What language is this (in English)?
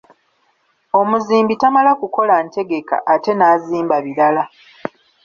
Ganda